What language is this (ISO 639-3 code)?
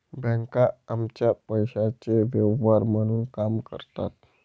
mar